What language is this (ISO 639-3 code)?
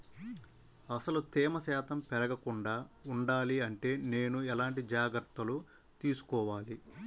tel